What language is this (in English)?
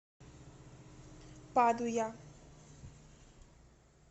Russian